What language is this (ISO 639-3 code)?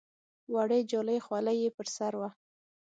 pus